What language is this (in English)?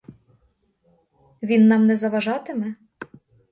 Ukrainian